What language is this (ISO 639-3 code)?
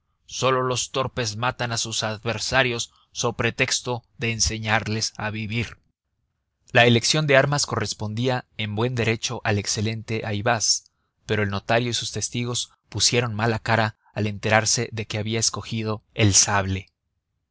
spa